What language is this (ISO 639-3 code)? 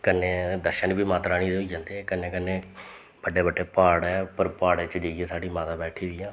doi